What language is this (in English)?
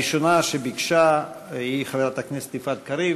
Hebrew